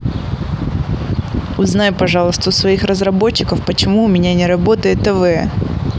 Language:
Russian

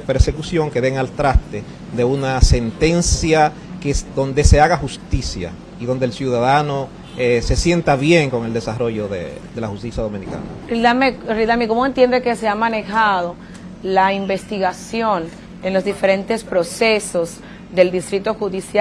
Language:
Spanish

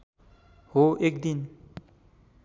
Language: Nepali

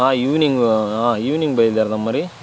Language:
Telugu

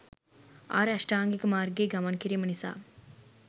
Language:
Sinhala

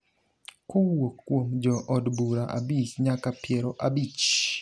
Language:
Luo (Kenya and Tanzania)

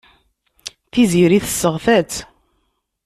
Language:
Kabyle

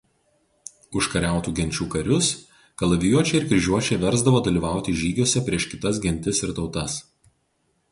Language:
Lithuanian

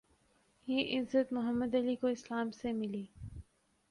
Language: Urdu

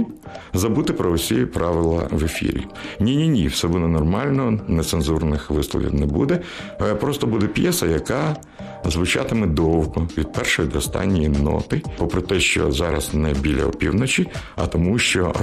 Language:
Ukrainian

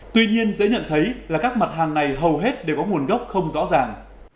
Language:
Vietnamese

